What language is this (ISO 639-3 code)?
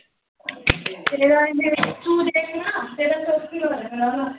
pan